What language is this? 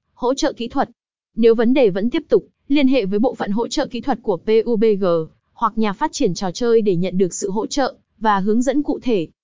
Vietnamese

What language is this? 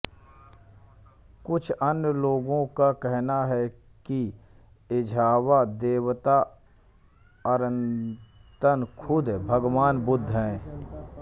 Hindi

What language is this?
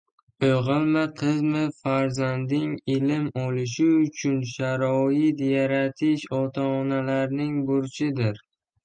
Uzbek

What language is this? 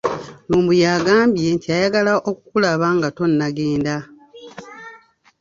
Ganda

